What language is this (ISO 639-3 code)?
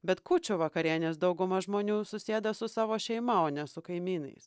lit